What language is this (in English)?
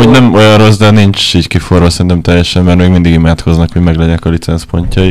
Hungarian